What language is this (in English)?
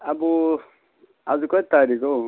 Nepali